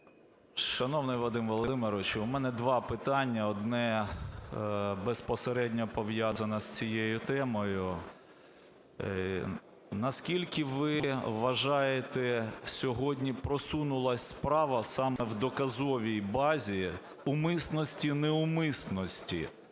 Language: Ukrainian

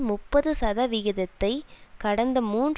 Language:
Tamil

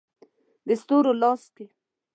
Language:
Pashto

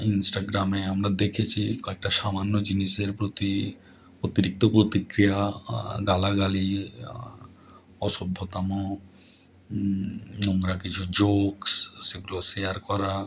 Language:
Bangla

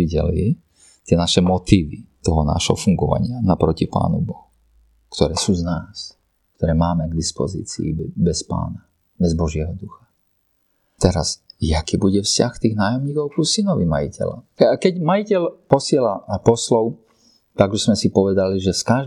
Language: Slovak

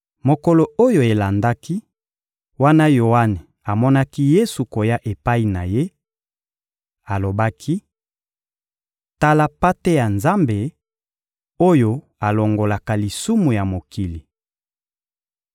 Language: Lingala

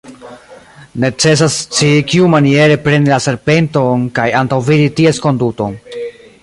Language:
Esperanto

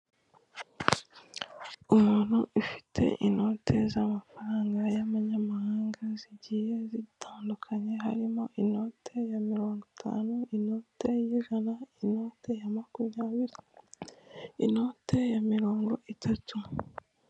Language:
Kinyarwanda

